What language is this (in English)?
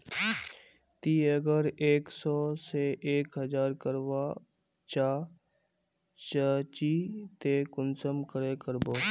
Magahi